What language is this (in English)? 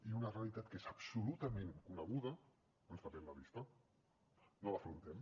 Catalan